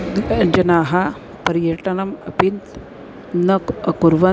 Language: Sanskrit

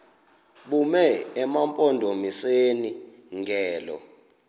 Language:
Xhosa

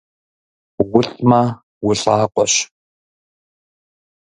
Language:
Kabardian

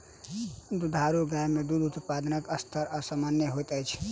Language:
Maithili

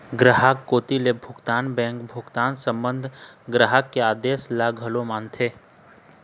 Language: Chhattisgarhi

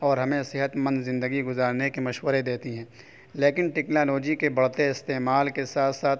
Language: Urdu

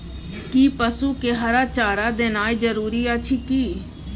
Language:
Maithili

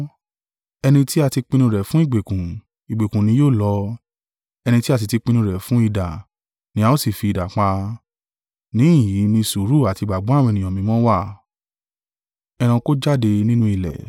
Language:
Yoruba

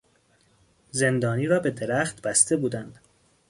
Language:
Persian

